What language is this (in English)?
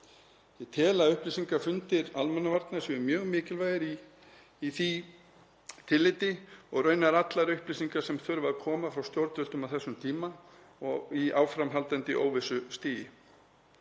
Icelandic